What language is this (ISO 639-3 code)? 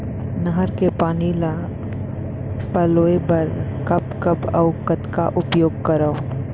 hne